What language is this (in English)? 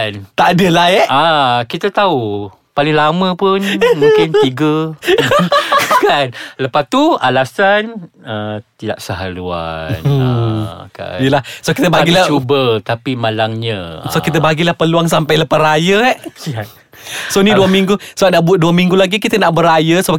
Malay